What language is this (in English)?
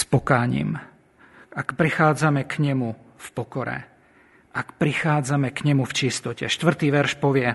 Slovak